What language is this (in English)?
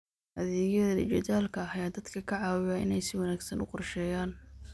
Somali